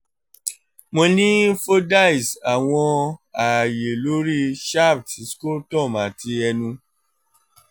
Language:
Yoruba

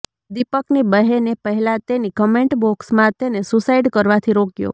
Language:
Gujarati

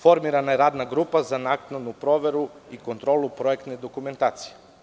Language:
Serbian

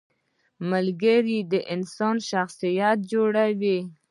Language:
Pashto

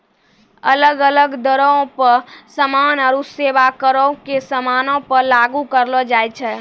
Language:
Maithili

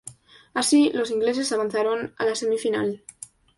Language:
Spanish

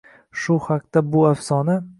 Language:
Uzbek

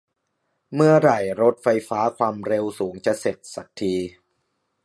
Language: Thai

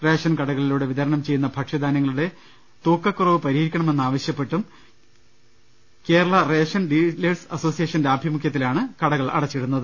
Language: Malayalam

